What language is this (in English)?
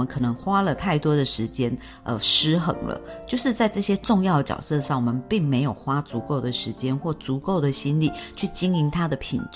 Chinese